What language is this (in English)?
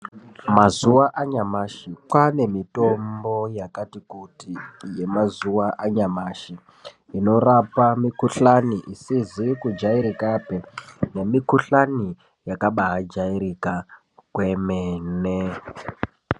Ndau